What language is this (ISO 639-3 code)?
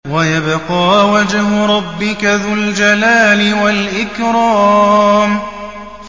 ara